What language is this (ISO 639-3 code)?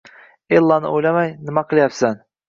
uzb